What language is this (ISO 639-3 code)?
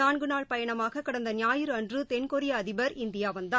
tam